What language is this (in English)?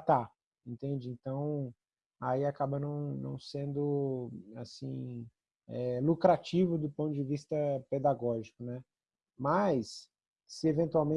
Portuguese